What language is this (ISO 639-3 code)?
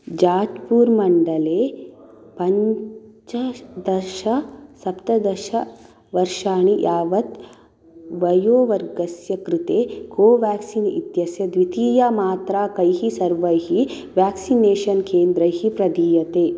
san